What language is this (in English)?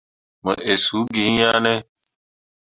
Mundang